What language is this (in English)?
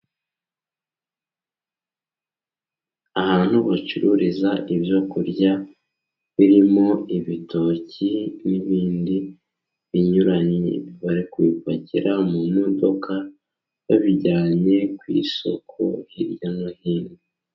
Kinyarwanda